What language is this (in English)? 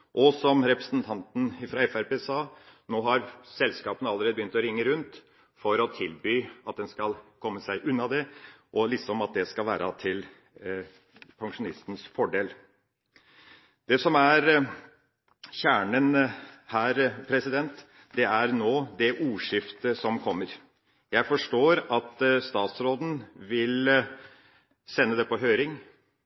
Norwegian Bokmål